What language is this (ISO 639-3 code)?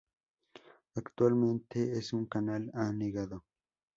spa